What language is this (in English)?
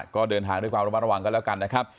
Thai